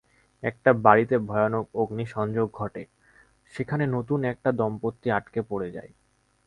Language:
Bangla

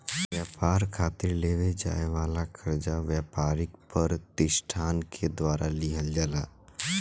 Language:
Bhojpuri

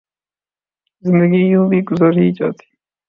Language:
Urdu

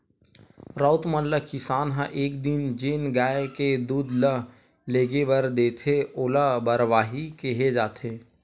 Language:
Chhattisgarhi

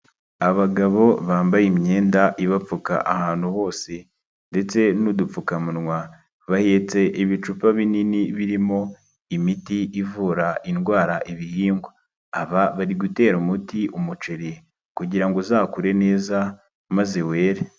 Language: Kinyarwanda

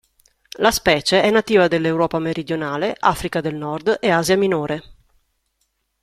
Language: Italian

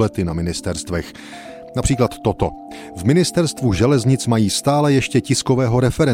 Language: Czech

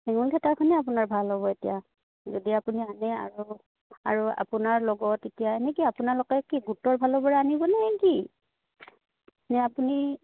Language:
Assamese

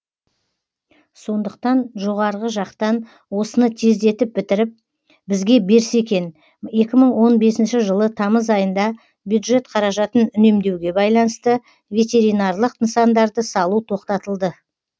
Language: Kazakh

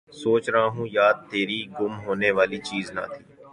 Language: Urdu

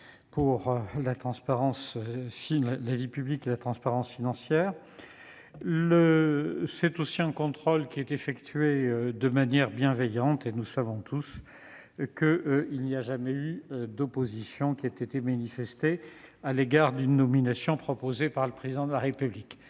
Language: French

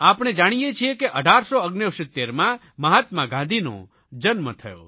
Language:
Gujarati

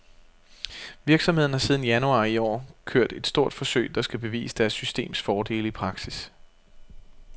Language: Danish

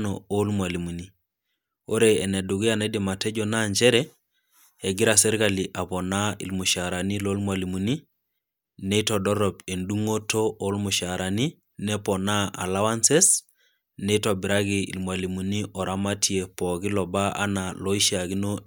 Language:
Masai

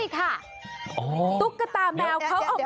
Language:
Thai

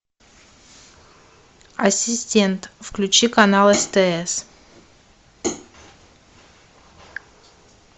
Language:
Russian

